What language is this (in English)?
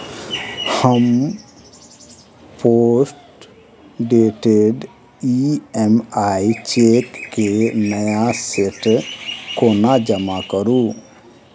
Maithili